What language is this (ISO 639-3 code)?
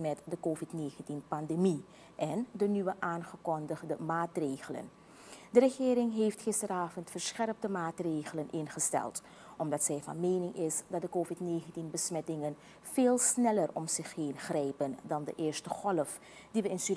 nld